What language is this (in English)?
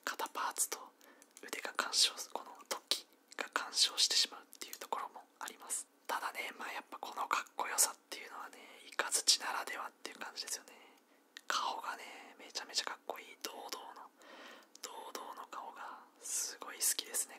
Japanese